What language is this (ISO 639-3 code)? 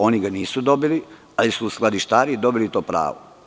srp